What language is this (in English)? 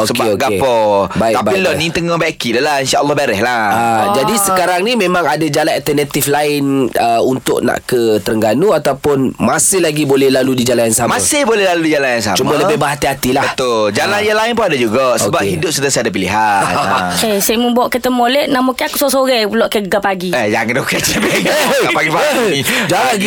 Malay